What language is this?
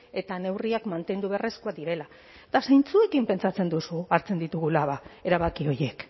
Basque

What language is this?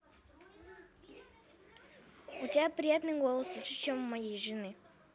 Russian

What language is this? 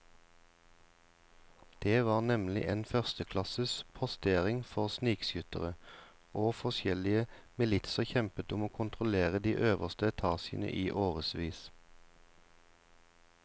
Norwegian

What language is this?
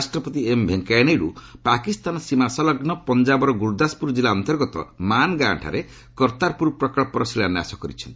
Odia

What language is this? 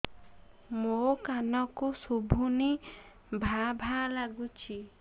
Odia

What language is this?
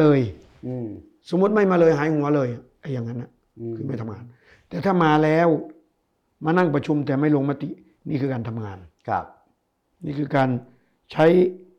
Thai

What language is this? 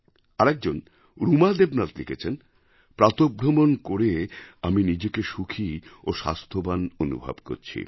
Bangla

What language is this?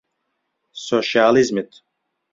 Central Kurdish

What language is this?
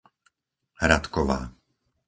Slovak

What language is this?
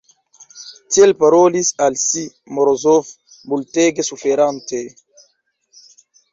Esperanto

